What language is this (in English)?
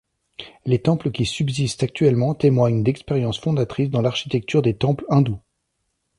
French